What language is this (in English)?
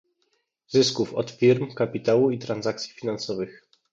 Polish